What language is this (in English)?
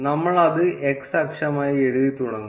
Malayalam